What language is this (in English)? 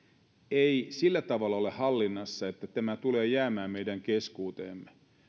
Finnish